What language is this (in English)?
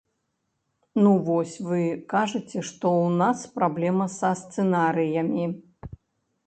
Belarusian